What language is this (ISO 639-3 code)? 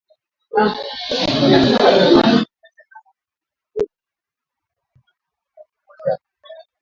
swa